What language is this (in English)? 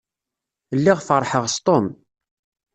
Kabyle